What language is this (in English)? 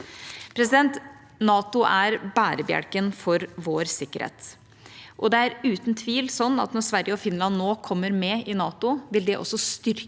Norwegian